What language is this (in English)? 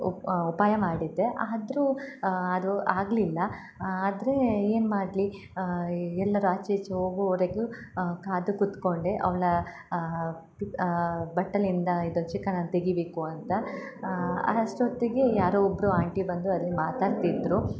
Kannada